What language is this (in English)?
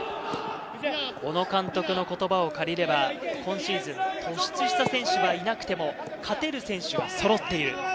Japanese